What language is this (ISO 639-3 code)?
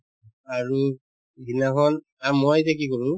asm